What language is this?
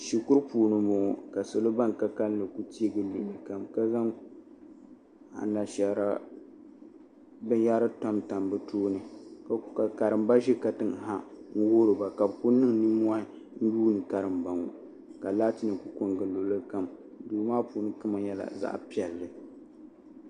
Dagbani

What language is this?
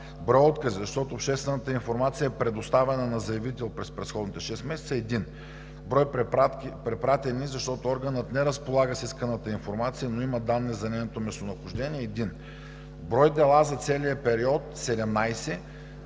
Bulgarian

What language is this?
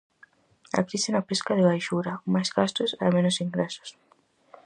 Galician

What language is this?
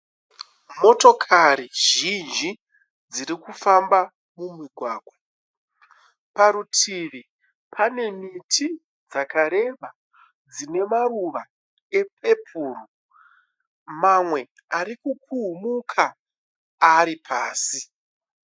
Shona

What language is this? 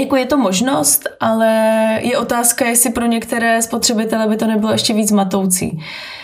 Czech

